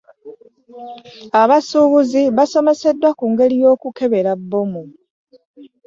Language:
Ganda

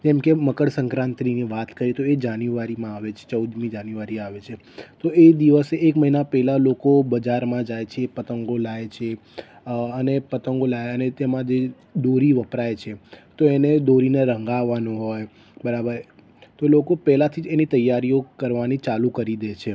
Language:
Gujarati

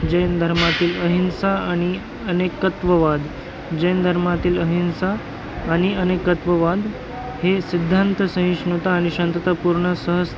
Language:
Marathi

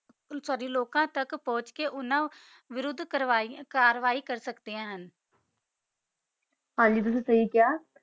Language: Punjabi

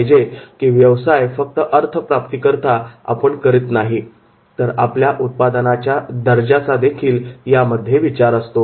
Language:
Marathi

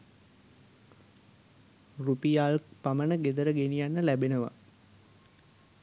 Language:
Sinhala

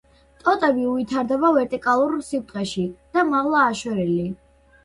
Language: Georgian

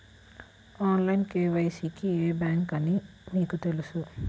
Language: Telugu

